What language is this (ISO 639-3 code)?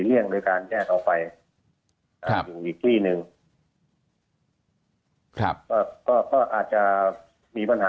tha